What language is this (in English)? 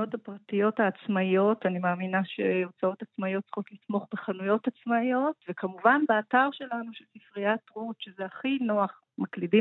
Hebrew